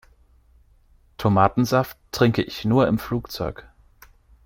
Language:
German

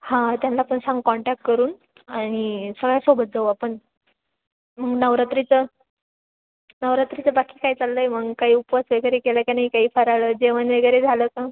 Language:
Marathi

